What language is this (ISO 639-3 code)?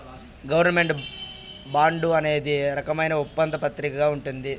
tel